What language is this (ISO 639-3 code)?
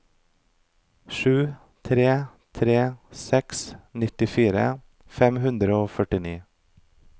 nor